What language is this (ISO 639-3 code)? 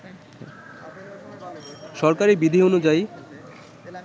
ben